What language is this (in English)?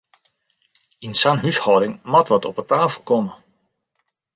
Western Frisian